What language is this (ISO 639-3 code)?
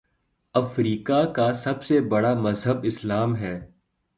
urd